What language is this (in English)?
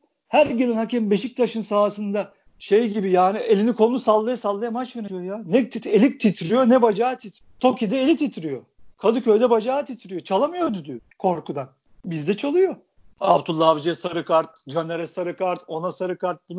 Turkish